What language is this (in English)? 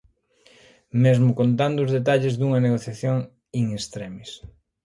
Galician